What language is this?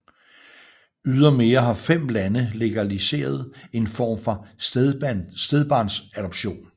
Danish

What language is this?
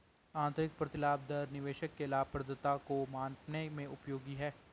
Hindi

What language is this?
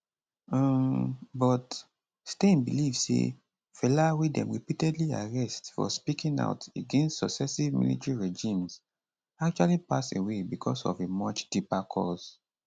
Nigerian Pidgin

